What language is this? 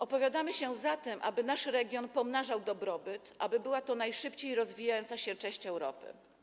Polish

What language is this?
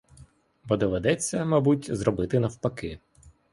Ukrainian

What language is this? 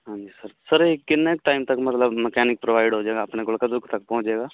Punjabi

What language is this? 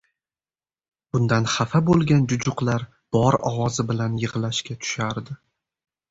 Uzbek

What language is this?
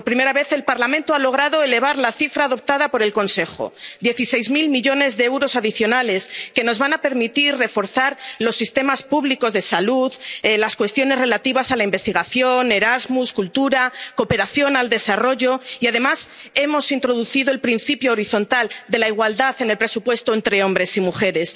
Spanish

